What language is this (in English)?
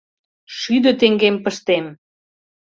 Mari